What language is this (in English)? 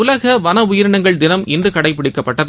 Tamil